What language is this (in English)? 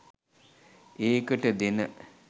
Sinhala